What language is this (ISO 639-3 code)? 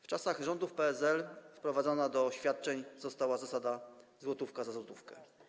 pol